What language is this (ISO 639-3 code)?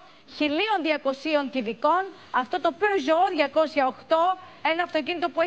ell